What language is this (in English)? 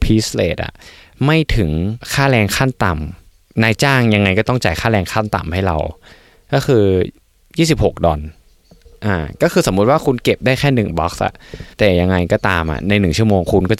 Thai